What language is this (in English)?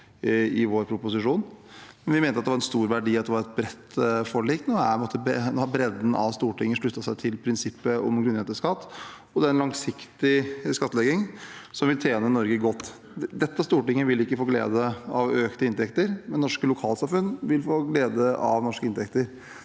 Norwegian